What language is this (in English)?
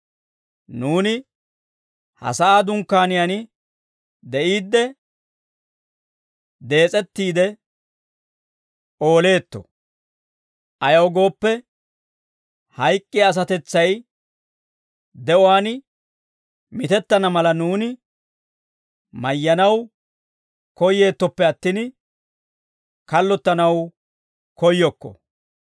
Dawro